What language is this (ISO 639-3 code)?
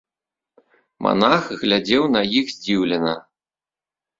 bel